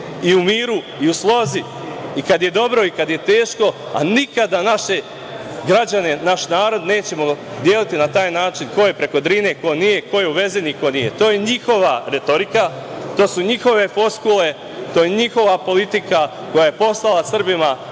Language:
Serbian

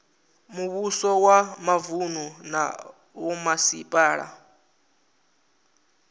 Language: Venda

